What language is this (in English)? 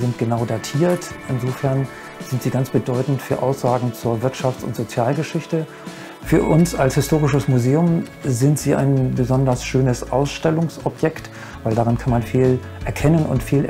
German